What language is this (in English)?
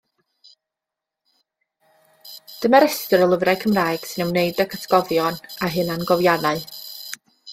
Welsh